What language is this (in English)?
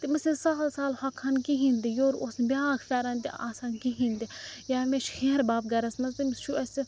Kashmiri